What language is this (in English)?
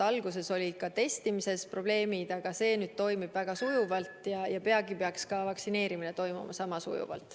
Estonian